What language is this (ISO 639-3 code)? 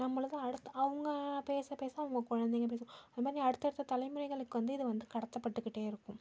tam